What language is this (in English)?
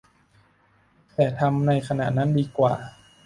Thai